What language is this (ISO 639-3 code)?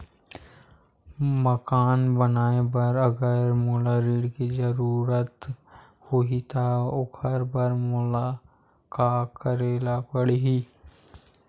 hne